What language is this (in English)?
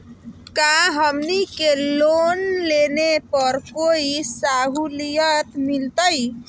Magahi